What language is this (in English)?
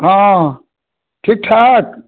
Maithili